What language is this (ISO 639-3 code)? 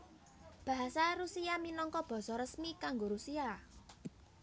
jav